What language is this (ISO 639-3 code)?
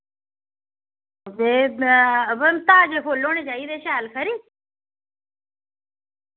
doi